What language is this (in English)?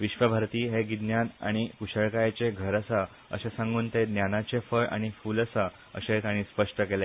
Konkani